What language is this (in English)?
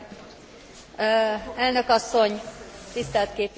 Hungarian